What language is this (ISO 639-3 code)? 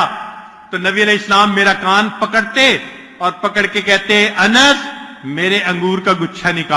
urd